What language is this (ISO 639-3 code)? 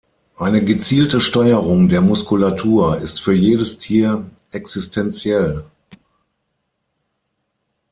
deu